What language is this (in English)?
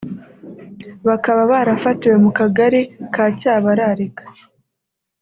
Kinyarwanda